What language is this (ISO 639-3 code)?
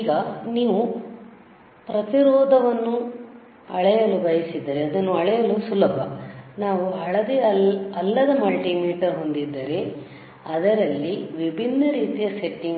kan